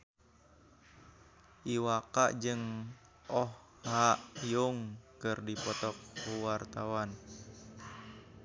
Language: Sundanese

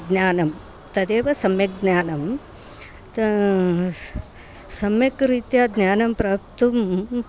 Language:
Sanskrit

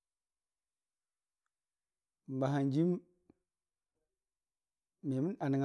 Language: Dijim-Bwilim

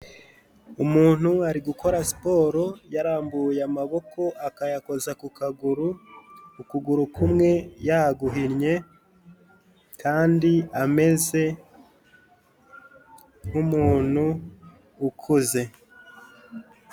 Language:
Kinyarwanda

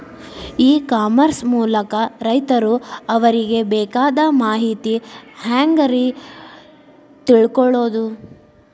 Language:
Kannada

